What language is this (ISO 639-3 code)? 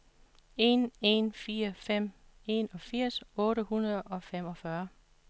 dan